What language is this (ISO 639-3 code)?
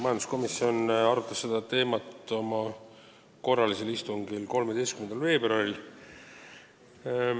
est